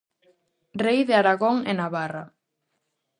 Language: Galician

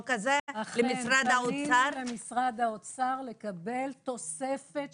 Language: Hebrew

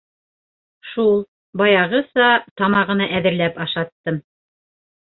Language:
Bashkir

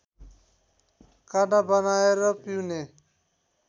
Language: Nepali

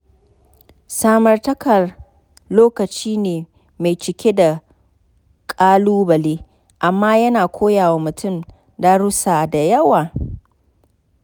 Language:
Hausa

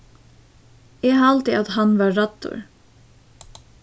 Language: Faroese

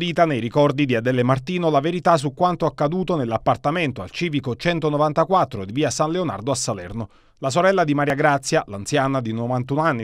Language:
Italian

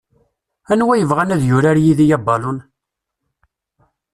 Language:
Kabyle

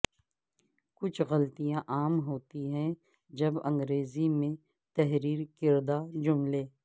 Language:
Urdu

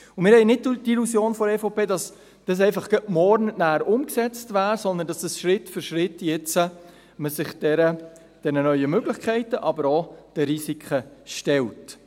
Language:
Swiss German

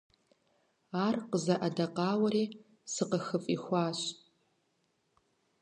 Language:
Kabardian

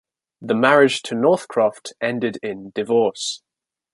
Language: English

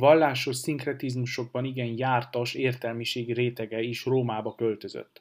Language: Hungarian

